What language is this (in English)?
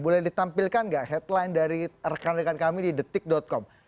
Indonesian